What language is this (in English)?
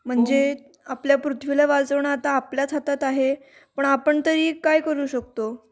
Marathi